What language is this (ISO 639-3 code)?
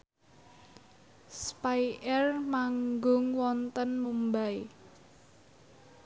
jav